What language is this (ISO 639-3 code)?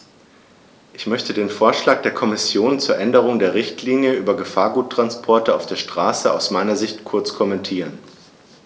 deu